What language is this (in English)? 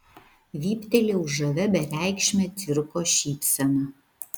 Lithuanian